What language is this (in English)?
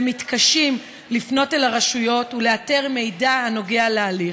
Hebrew